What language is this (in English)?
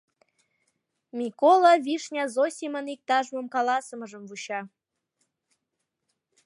Mari